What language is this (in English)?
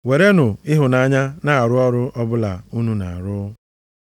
Igbo